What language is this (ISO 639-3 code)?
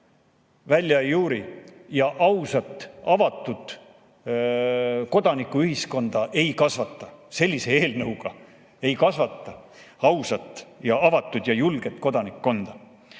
est